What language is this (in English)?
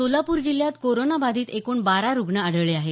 Marathi